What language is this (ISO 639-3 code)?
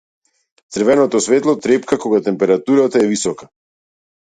mkd